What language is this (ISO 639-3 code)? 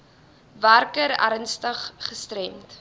afr